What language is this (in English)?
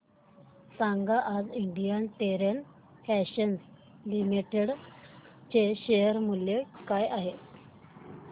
Marathi